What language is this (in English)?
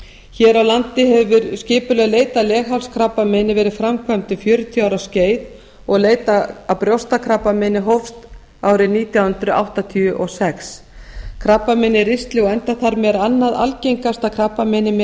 Icelandic